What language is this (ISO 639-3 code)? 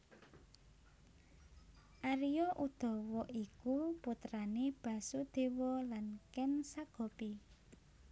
jav